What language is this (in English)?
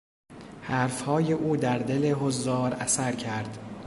Persian